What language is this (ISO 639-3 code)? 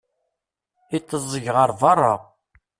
kab